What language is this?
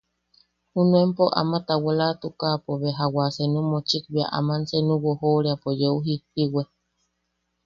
Yaqui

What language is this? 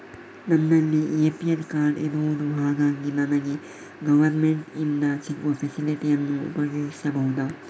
Kannada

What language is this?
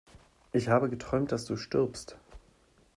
German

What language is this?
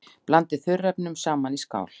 Icelandic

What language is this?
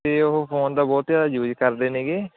Punjabi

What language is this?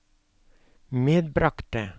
Norwegian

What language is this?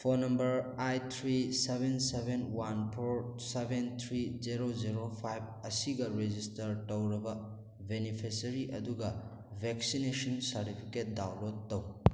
Manipuri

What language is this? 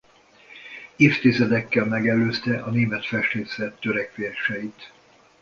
Hungarian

